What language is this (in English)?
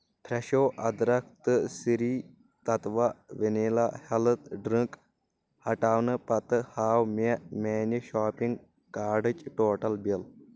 Kashmiri